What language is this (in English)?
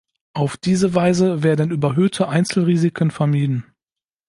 German